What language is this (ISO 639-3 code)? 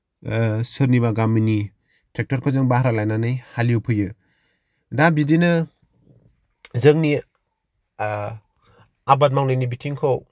brx